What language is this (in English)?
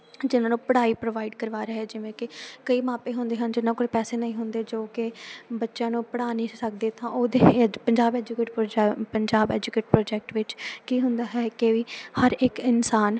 Punjabi